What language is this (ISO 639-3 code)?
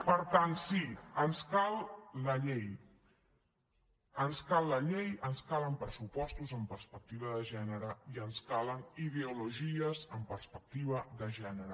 cat